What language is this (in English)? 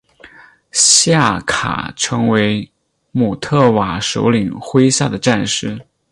Chinese